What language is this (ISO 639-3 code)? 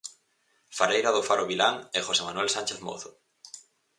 glg